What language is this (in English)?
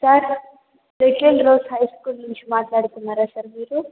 Telugu